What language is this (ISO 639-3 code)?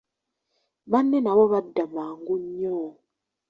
lug